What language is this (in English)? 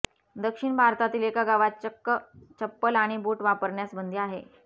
Marathi